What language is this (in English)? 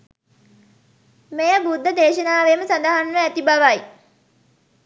Sinhala